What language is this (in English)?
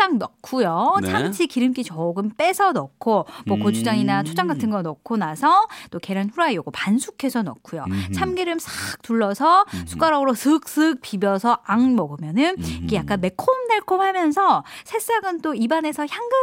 Korean